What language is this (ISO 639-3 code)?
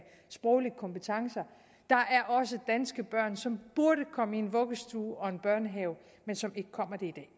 dan